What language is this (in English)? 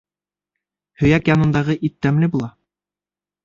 Bashkir